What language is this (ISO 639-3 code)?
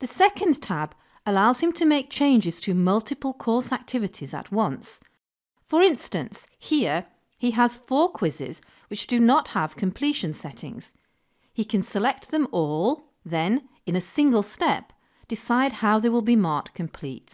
eng